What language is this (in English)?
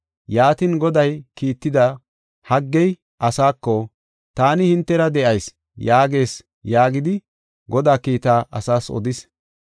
Gofa